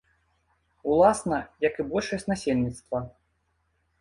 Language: Belarusian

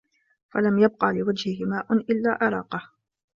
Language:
Arabic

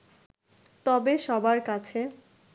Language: Bangla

